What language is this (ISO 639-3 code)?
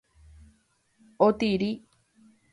grn